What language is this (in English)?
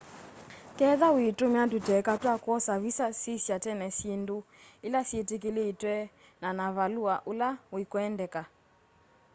Kamba